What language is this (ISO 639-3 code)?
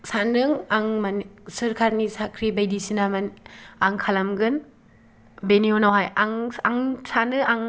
brx